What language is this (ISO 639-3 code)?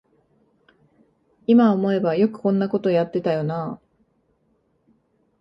jpn